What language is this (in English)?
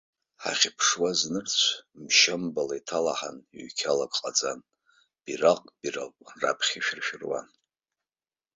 Abkhazian